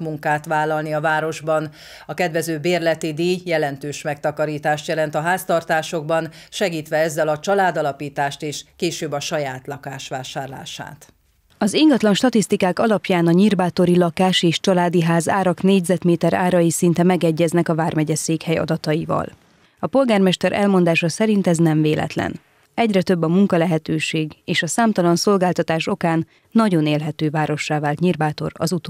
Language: Hungarian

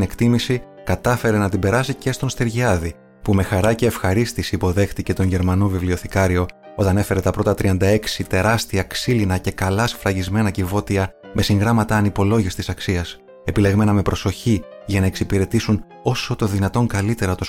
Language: Greek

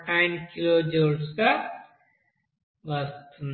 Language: Telugu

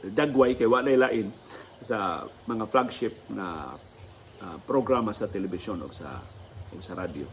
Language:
Filipino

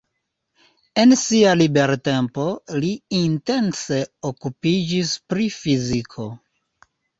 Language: Esperanto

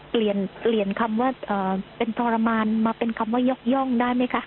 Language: Thai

